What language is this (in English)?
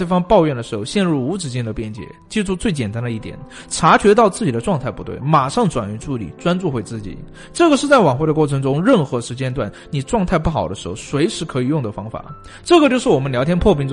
Chinese